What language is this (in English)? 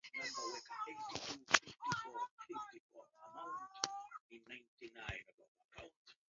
Swahili